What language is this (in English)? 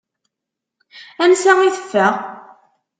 Kabyle